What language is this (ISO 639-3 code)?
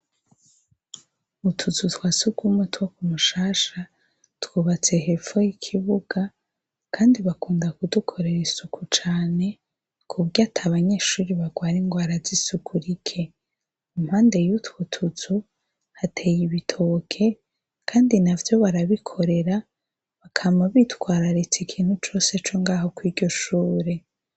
run